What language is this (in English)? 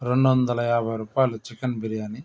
Telugu